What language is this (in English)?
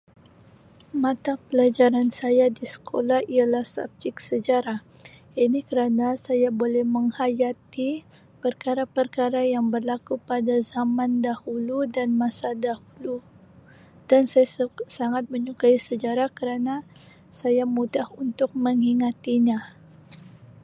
Sabah Malay